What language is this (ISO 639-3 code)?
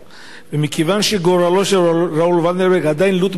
heb